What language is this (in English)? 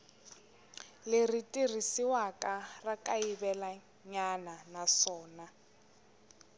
Tsonga